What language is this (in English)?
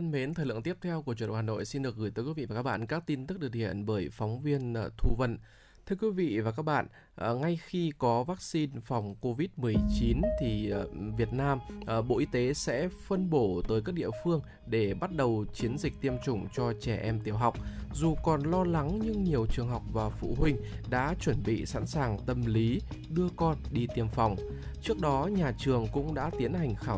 Vietnamese